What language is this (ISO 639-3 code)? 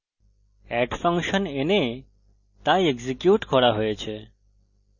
ben